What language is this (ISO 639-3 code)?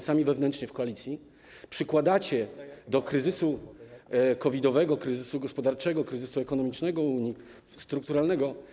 pol